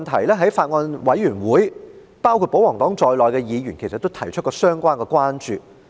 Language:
Cantonese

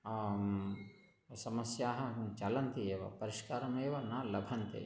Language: Sanskrit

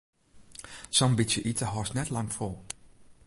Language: Western Frisian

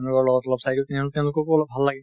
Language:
Assamese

